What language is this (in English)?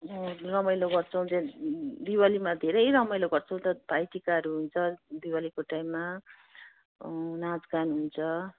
Nepali